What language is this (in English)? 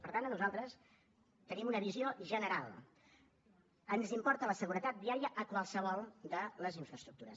Catalan